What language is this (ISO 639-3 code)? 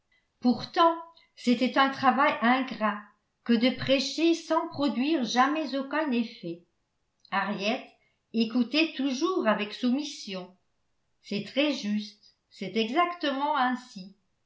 fra